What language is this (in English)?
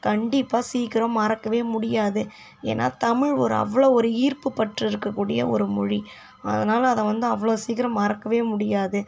Tamil